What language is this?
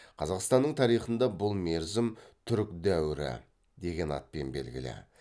Kazakh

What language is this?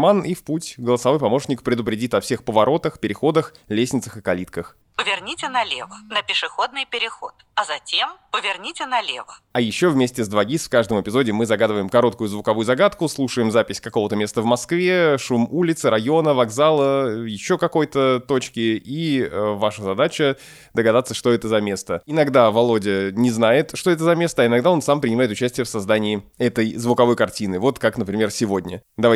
Russian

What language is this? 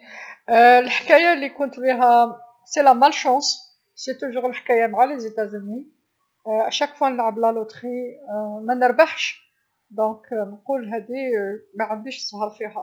Algerian Arabic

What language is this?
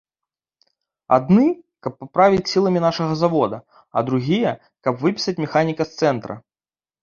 Belarusian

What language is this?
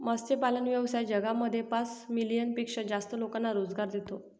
Marathi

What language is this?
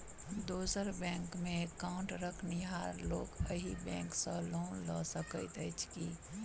Maithili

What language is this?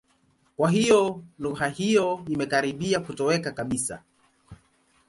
Swahili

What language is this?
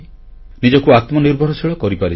Odia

